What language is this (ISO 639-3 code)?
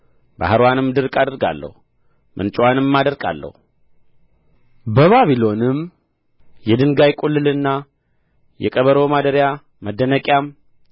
amh